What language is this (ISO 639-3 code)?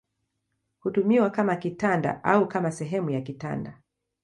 swa